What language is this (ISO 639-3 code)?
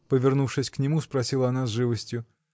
rus